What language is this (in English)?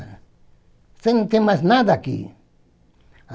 Portuguese